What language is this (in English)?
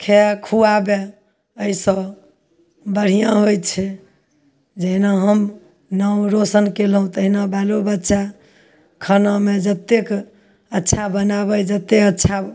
Maithili